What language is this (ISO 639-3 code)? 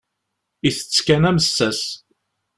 kab